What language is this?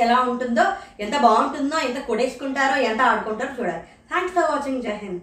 Telugu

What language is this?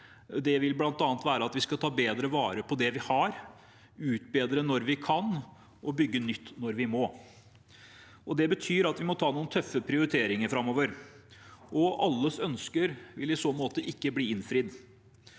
Norwegian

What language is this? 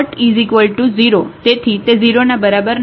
Gujarati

